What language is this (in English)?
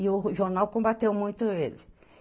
Portuguese